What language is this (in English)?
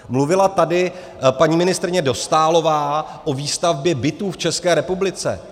Czech